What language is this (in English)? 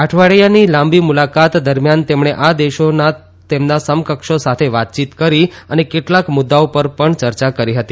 Gujarati